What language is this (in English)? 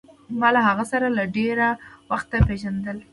Pashto